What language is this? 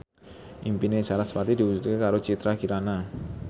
Javanese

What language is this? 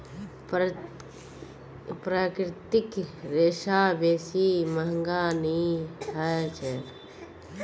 Magahi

